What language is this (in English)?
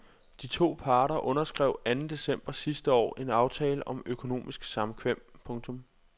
Danish